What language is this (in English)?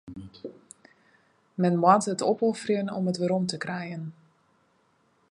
Western Frisian